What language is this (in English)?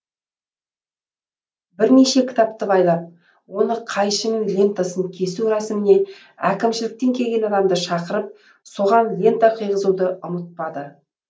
Kazakh